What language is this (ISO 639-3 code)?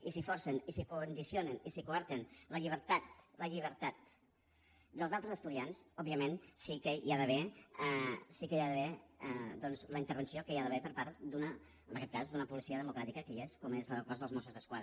cat